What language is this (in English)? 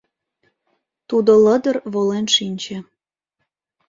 Mari